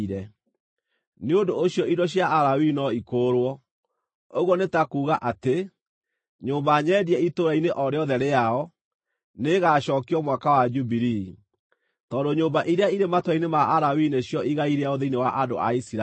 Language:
Kikuyu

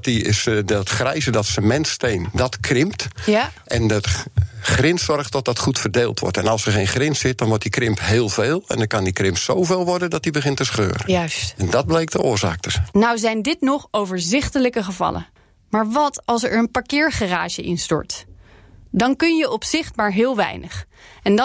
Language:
Dutch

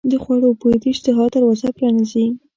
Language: Pashto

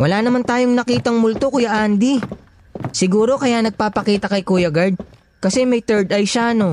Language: Filipino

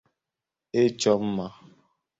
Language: Igbo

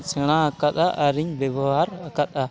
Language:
Santali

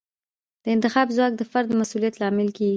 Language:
Pashto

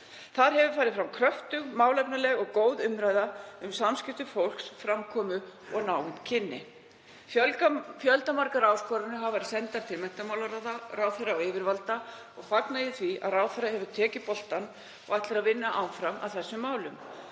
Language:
Icelandic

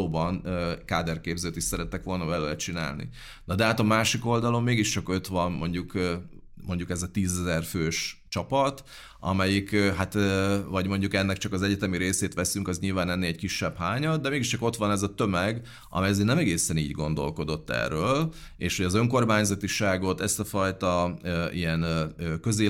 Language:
Hungarian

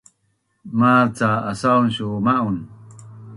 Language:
Bunun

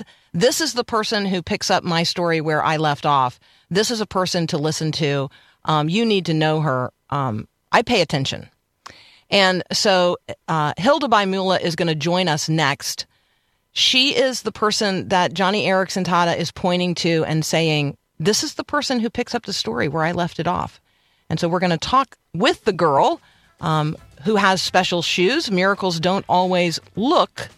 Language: English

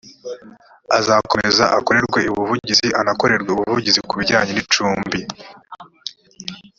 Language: Kinyarwanda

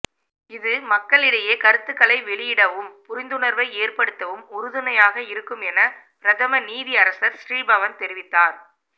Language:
Tamil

